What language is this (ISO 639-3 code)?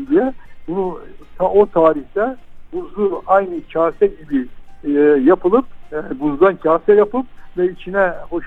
tur